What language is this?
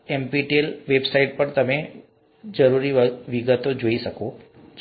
Gujarati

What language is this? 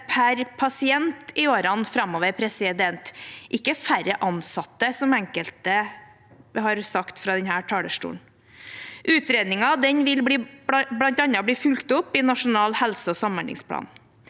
Norwegian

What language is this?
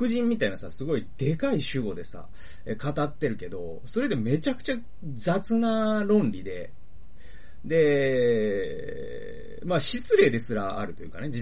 Japanese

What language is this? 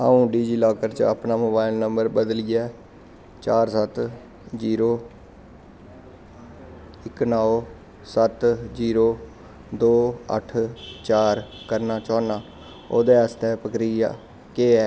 Dogri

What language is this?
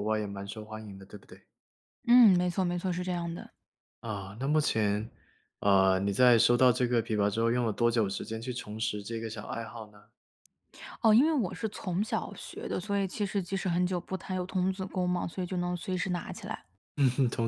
Chinese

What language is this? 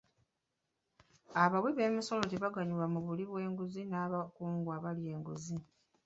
Ganda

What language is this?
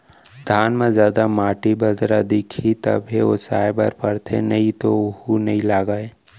Chhattisgarhi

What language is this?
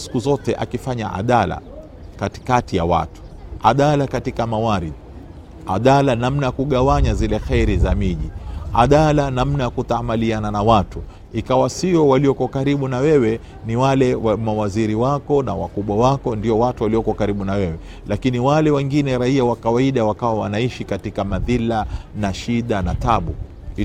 Swahili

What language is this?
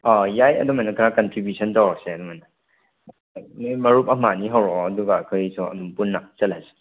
Manipuri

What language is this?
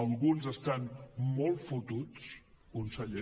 Catalan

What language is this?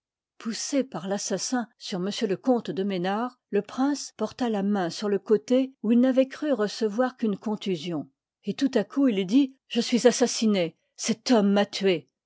French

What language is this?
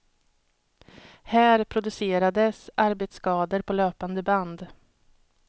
Swedish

